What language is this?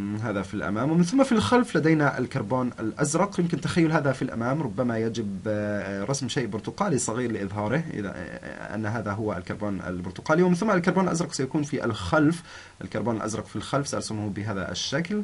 Arabic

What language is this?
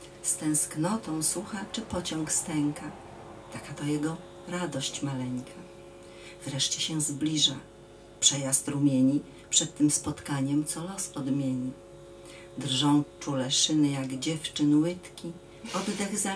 Polish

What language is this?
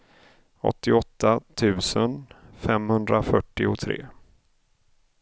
Swedish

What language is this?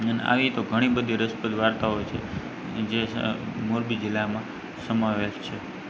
Gujarati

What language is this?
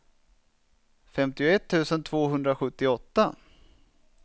Swedish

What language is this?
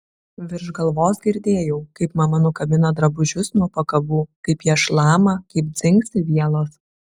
Lithuanian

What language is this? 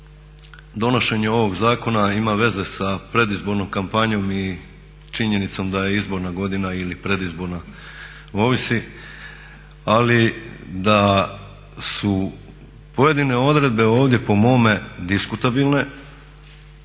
Croatian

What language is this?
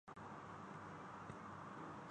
Urdu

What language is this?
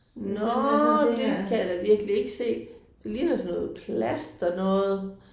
Danish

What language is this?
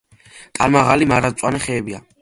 Georgian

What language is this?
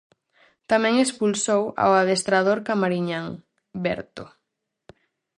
Galician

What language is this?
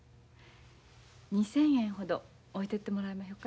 Japanese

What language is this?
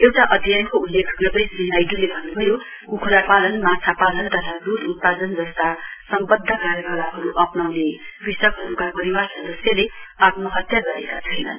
Nepali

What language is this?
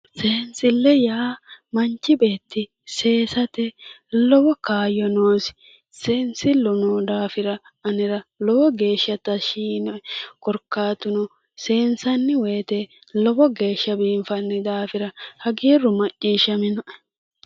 Sidamo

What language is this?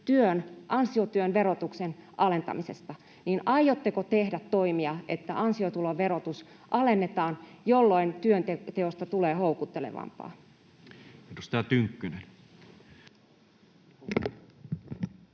Finnish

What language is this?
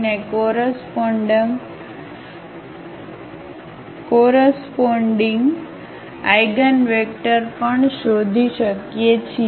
Gujarati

